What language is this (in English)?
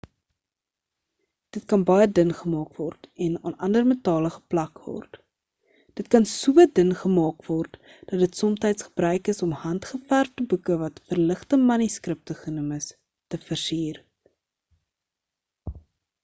Afrikaans